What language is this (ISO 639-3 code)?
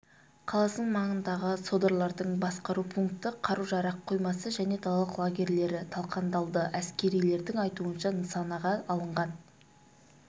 kaz